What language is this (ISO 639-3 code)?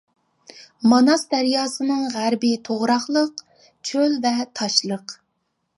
uig